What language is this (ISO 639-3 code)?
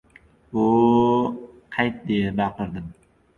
uzb